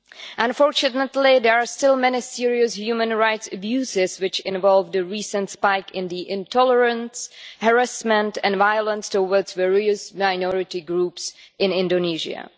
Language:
English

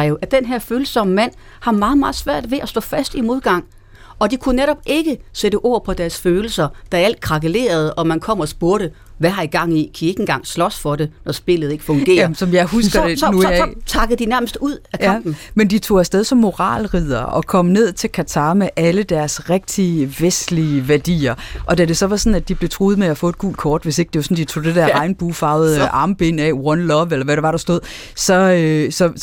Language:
Danish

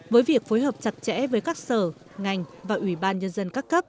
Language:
Vietnamese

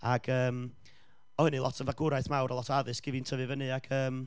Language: Welsh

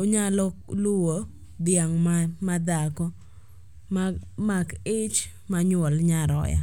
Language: Luo (Kenya and Tanzania)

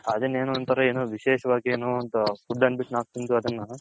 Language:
Kannada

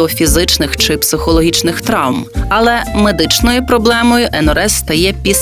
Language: Ukrainian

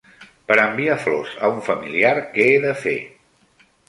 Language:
Catalan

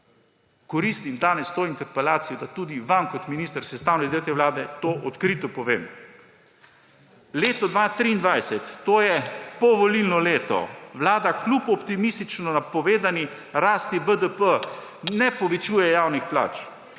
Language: Slovenian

